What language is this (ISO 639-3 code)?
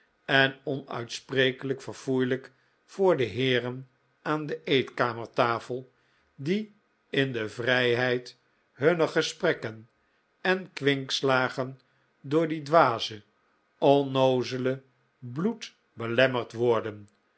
nld